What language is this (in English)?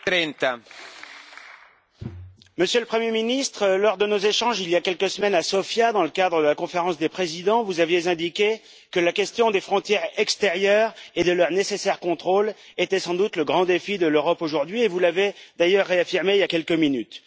French